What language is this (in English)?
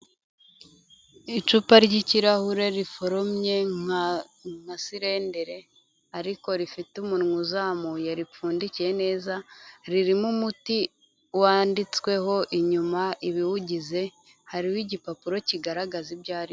Kinyarwanda